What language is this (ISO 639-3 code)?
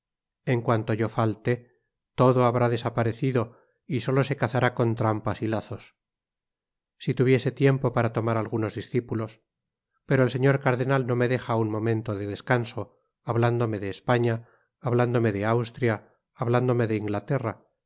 spa